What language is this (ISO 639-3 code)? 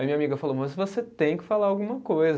por